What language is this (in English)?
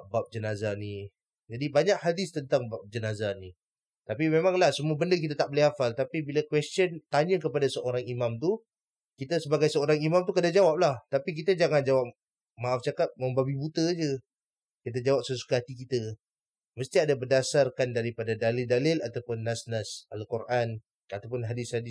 Malay